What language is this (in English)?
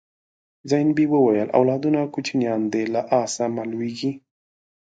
Pashto